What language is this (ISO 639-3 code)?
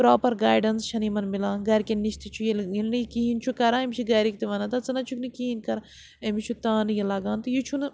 kas